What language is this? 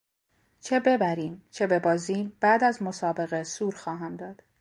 Persian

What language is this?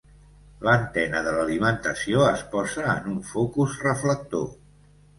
Catalan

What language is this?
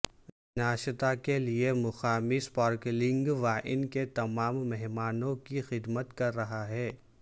Urdu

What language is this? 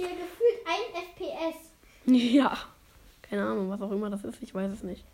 German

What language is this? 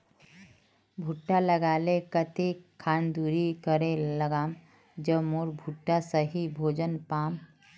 Magahi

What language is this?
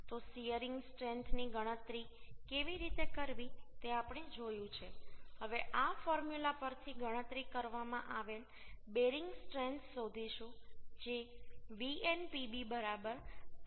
Gujarati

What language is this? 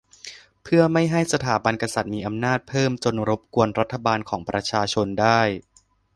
Thai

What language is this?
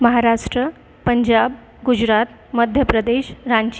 Marathi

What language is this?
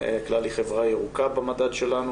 Hebrew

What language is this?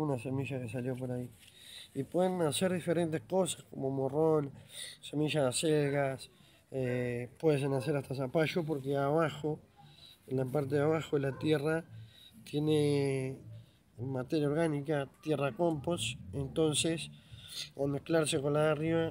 Spanish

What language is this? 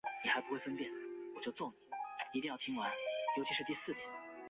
Chinese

